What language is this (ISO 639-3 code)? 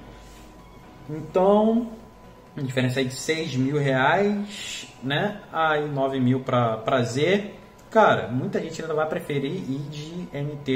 por